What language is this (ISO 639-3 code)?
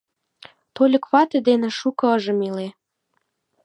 chm